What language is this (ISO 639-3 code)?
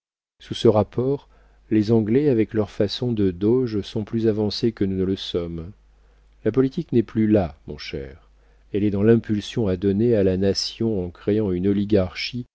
fra